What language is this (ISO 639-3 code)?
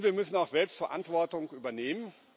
deu